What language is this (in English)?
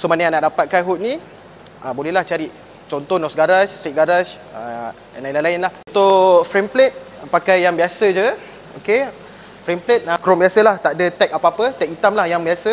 Malay